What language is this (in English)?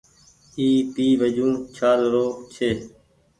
Goaria